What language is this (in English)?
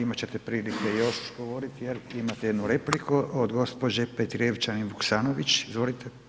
Croatian